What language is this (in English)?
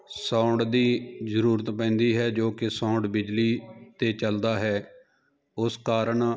Punjabi